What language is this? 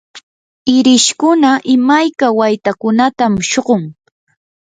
Yanahuanca Pasco Quechua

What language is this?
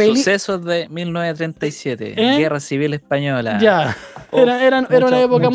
Spanish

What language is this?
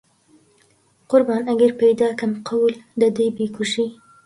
Central Kurdish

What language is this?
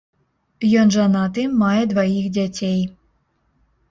Belarusian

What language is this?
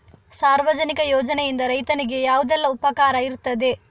Kannada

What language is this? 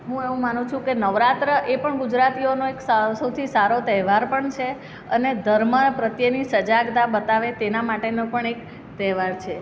Gujarati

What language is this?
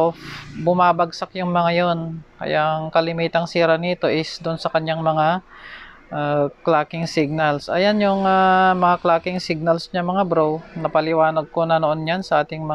Filipino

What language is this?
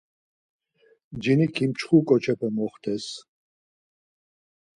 Laz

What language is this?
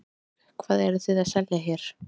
Icelandic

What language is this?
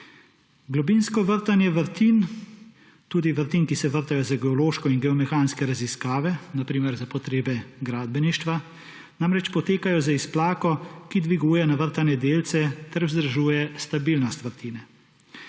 Slovenian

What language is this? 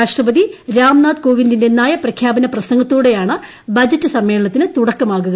Malayalam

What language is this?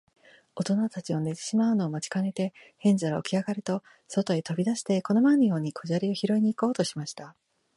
Japanese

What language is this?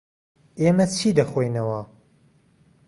Central Kurdish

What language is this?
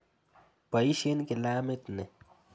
Kalenjin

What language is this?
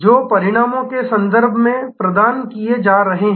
Hindi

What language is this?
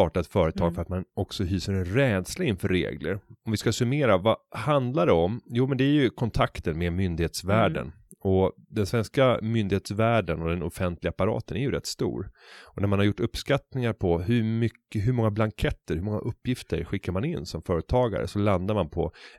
Swedish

